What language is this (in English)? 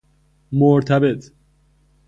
Persian